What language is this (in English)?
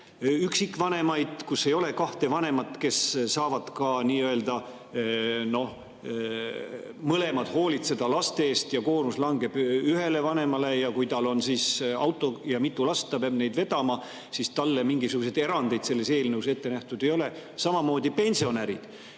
Estonian